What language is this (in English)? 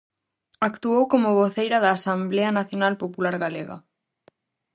Galician